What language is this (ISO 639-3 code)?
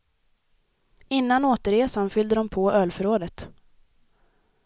swe